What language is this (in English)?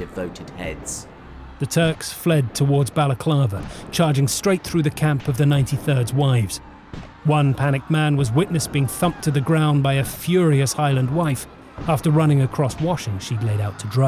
English